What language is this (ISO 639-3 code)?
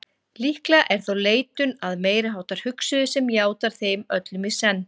isl